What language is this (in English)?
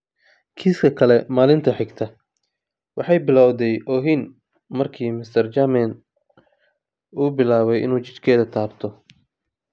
Somali